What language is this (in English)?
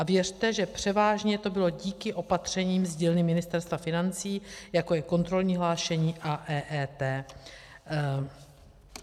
Czech